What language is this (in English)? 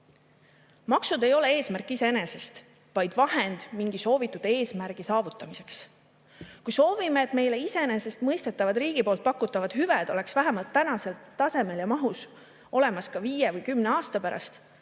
Estonian